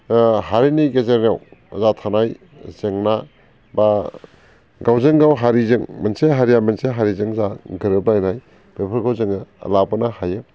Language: Bodo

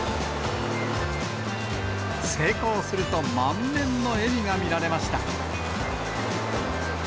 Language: Japanese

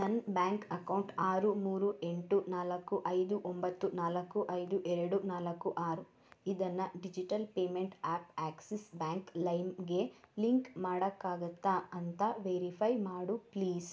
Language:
Kannada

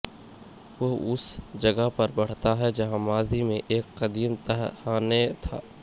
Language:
Urdu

